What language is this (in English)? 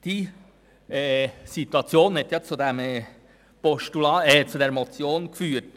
Swiss German